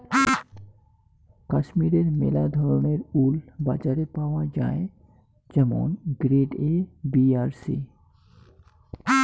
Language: Bangla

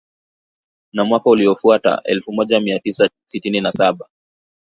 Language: Swahili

